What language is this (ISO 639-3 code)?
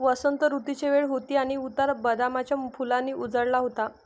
mar